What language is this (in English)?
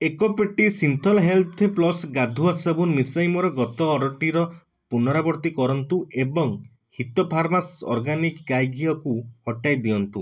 Odia